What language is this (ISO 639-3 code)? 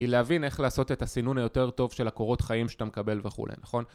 heb